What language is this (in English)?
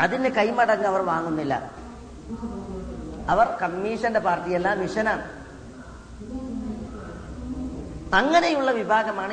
Malayalam